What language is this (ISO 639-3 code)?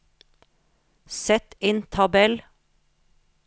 nor